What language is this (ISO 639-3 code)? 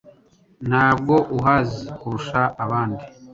kin